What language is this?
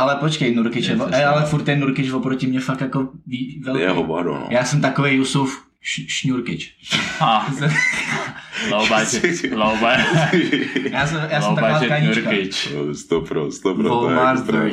Czech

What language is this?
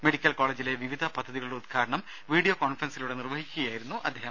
Malayalam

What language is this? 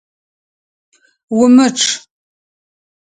Adyghe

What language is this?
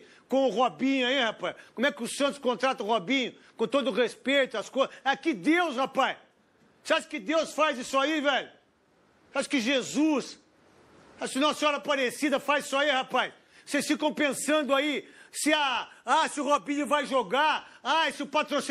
Portuguese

